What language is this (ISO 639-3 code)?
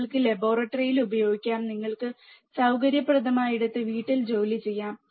mal